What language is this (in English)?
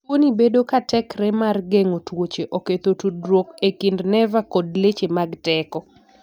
Luo (Kenya and Tanzania)